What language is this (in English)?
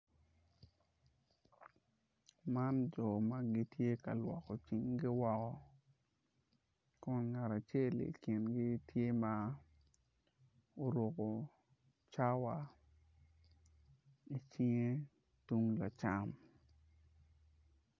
Acoli